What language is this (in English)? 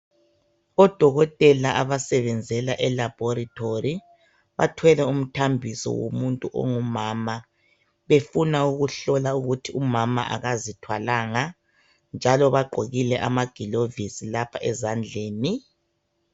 North Ndebele